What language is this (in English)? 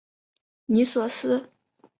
Chinese